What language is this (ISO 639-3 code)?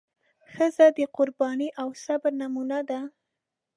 pus